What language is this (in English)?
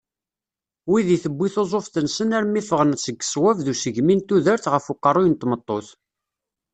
Kabyle